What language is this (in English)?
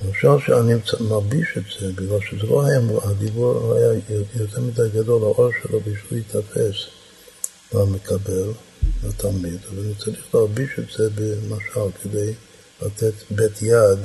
Hebrew